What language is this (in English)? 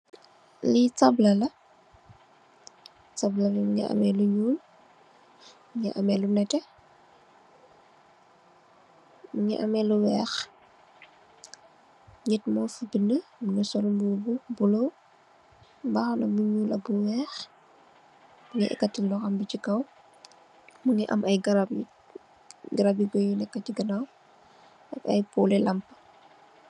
Wolof